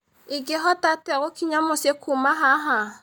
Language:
Kikuyu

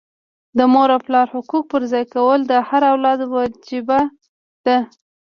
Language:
Pashto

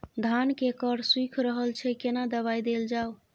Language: Maithili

